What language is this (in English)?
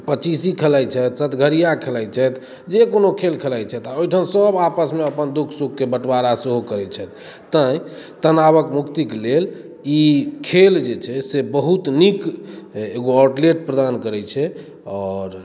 Maithili